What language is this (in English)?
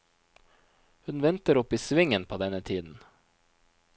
Norwegian